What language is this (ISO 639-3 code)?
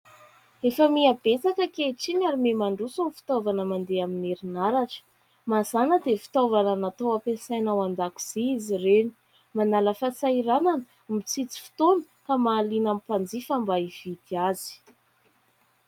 mlg